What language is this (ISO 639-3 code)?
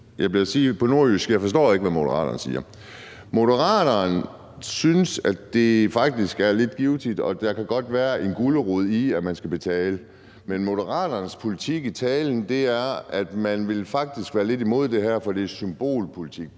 dan